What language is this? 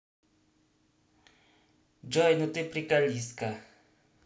Russian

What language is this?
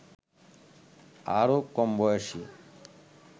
Bangla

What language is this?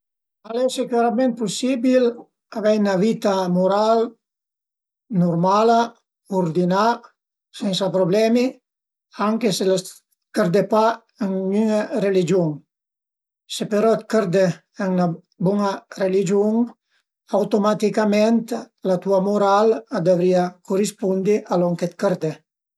Piedmontese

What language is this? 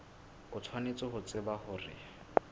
Southern Sotho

